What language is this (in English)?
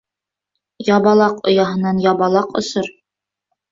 Bashkir